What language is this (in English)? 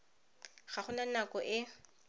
Tswana